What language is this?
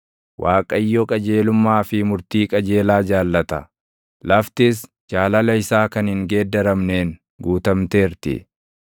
Oromo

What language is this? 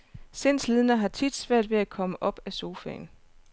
Danish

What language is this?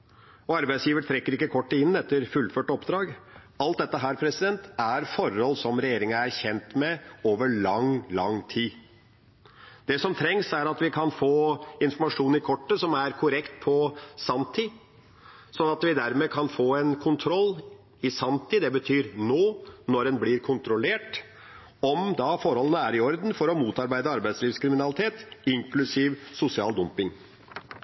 Norwegian Nynorsk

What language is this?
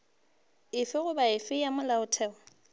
Northern Sotho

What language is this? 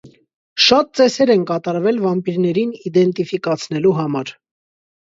Armenian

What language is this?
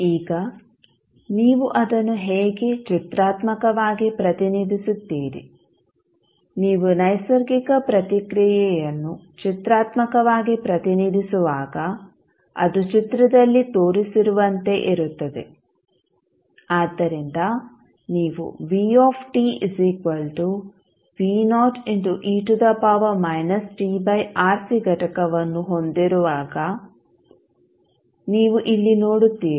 Kannada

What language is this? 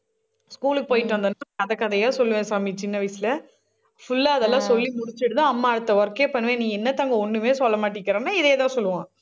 Tamil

